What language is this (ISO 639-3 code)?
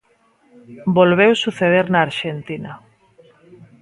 glg